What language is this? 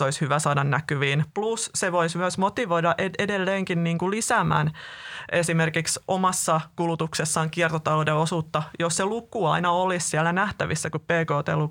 Finnish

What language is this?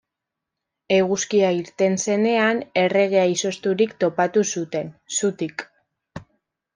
Basque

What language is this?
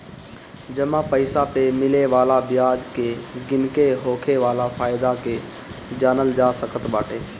Bhojpuri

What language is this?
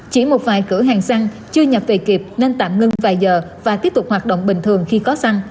Vietnamese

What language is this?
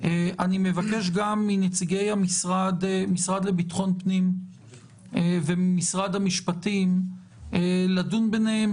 Hebrew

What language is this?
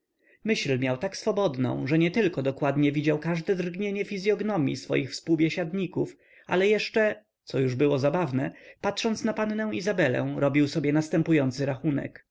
Polish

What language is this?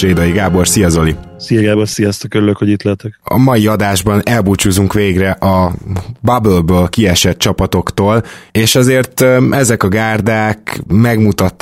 Hungarian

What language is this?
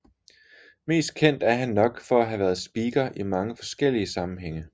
Danish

